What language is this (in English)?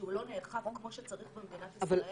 Hebrew